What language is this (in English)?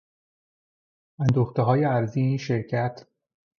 Persian